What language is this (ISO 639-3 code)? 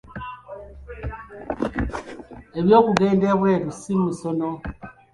lug